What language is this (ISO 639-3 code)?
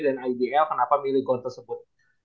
ind